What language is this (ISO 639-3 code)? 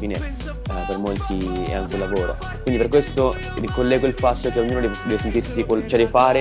ita